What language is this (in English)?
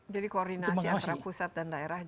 Indonesian